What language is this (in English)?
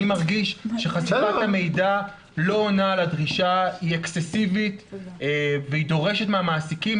Hebrew